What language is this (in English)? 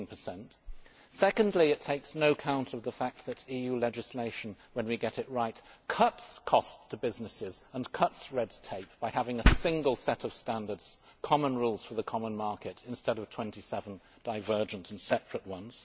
English